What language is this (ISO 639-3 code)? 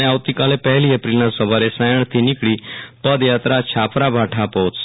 guj